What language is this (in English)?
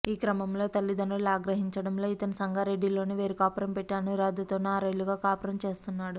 Telugu